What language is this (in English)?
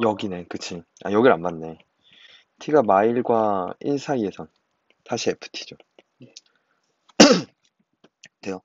Korean